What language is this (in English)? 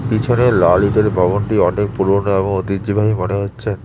Bangla